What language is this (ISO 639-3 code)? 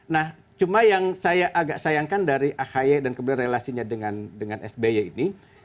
ind